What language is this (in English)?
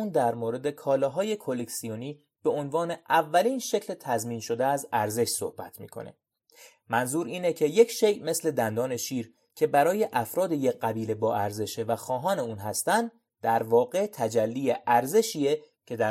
Persian